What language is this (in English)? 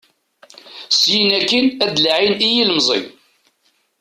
Kabyle